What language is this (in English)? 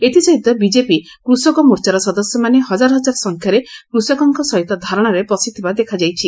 Odia